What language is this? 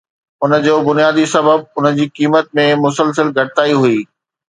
Sindhi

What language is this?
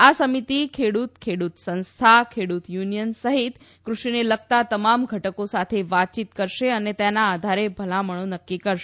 Gujarati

